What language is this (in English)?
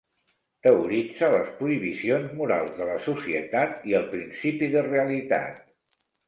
Catalan